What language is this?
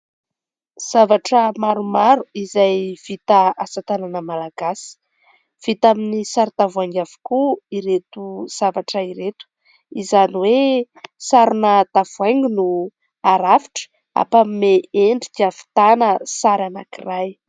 Malagasy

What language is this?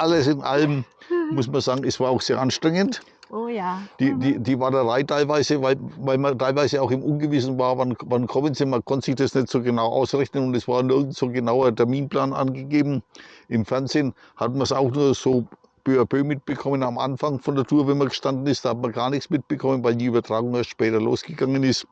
German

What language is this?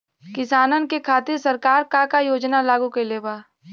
Bhojpuri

